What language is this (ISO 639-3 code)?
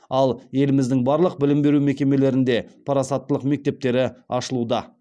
kaz